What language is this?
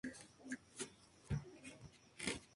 Spanish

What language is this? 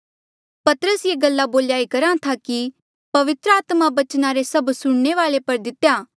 Mandeali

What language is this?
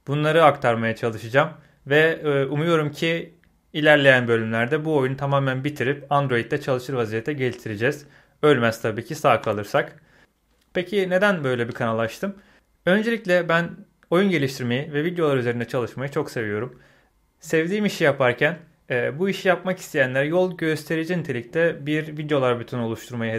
Turkish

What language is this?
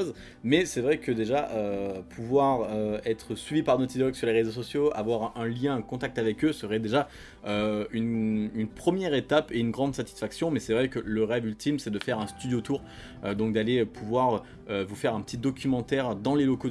French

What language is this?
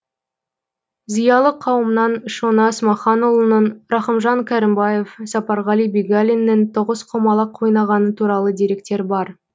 Kazakh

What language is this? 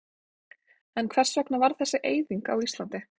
Icelandic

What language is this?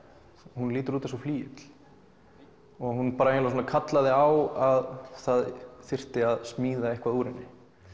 Icelandic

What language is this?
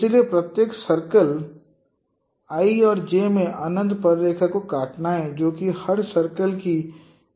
Hindi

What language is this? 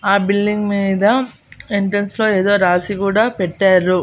Telugu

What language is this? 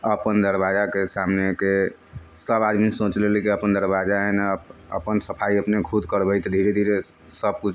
Maithili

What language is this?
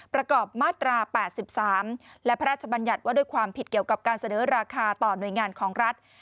Thai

